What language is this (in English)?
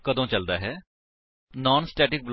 Punjabi